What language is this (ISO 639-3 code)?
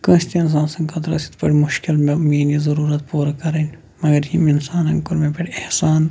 kas